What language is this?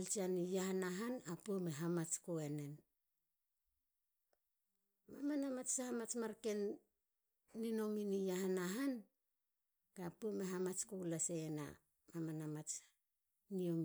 Halia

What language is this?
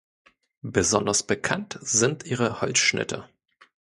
German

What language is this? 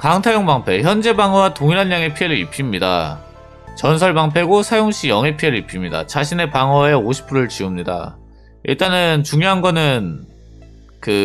Korean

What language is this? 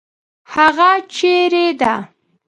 Pashto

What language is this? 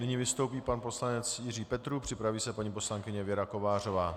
Czech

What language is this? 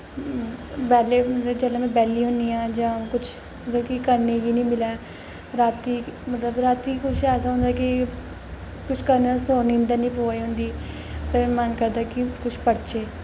Dogri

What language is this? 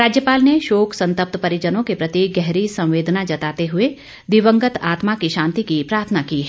Hindi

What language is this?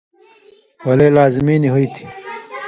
Indus Kohistani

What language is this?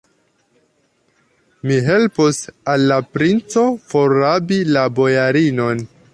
Esperanto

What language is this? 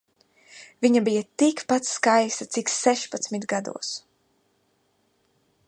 Latvian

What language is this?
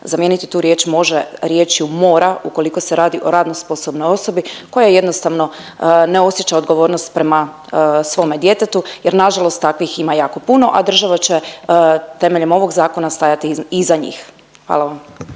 Croatian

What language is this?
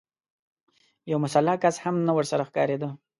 Pashto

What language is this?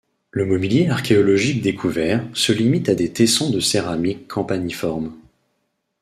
French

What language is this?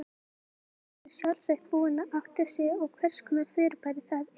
Icelandic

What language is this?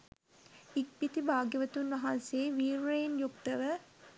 Sinhala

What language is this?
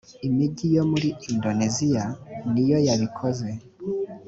Kinyarwanda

